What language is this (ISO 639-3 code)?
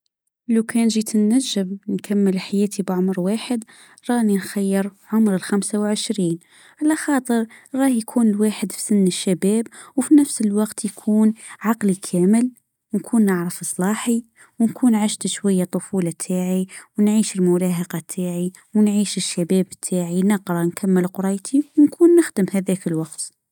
aeb